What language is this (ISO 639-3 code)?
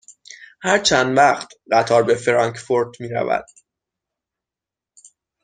fas